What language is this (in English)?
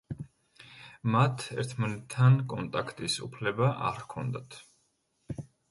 Georgian